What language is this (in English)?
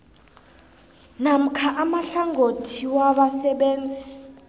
South Ndebele